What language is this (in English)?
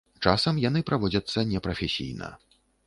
Belarusian